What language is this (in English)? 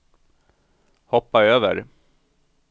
Swedish